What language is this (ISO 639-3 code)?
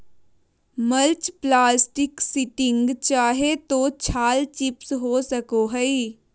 mag